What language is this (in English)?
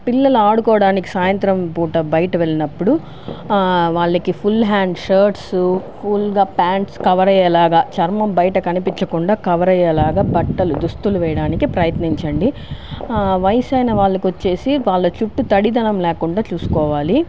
Telugu